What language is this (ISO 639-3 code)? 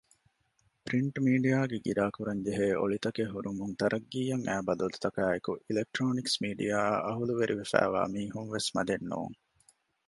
div